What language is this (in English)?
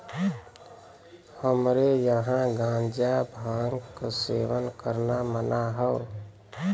Bhojpuri